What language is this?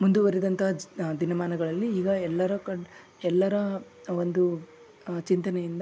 Kannada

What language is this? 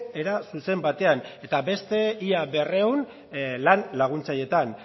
Basque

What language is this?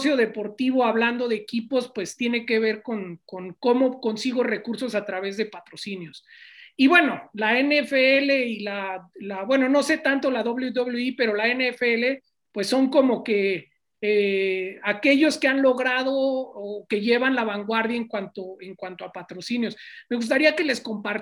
Spanish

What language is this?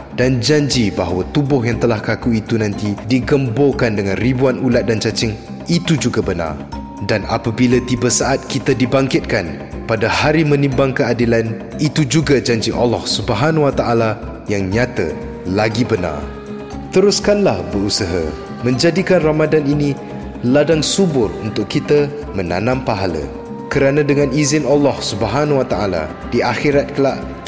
Malay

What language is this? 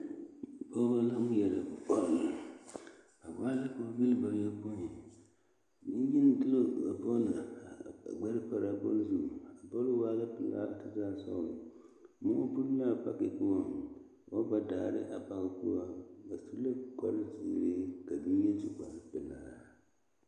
Southern Dagaare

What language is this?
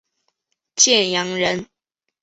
Chinese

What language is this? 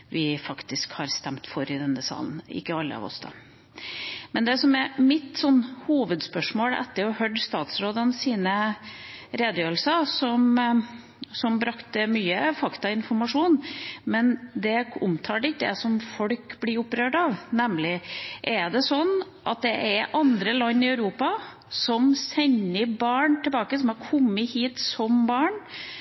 Norwegian Bokmål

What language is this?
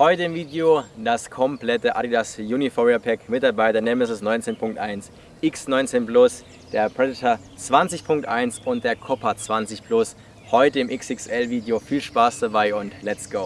German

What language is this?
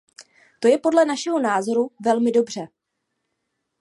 Czech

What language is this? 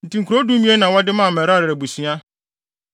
Akan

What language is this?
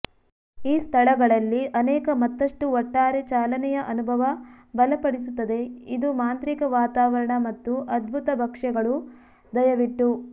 Kannada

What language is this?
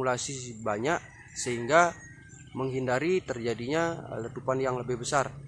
Indonesian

